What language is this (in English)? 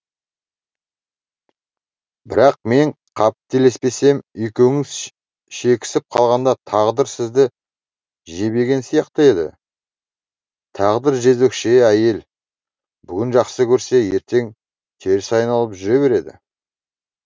Kazakh